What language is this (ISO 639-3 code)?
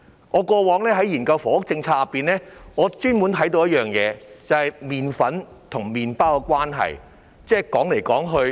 yue